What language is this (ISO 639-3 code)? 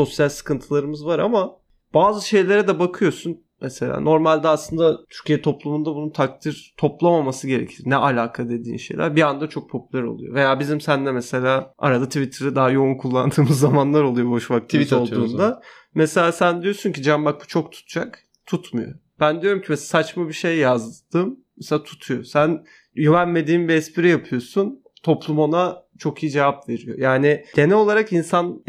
tur